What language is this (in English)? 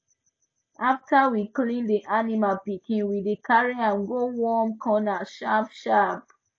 Nigerian Pidgin